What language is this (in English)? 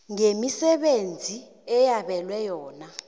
South Ndebele